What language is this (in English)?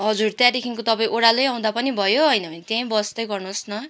Nepali